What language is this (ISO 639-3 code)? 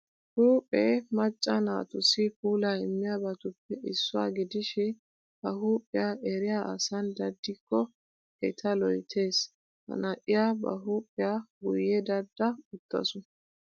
wal